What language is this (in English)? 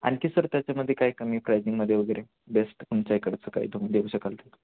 Marathi